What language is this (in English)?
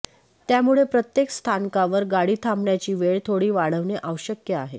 Marathi